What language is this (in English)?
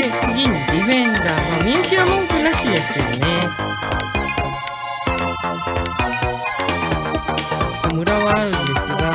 Japanese